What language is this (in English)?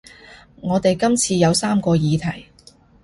Cantonese